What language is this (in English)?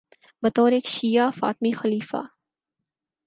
Urdu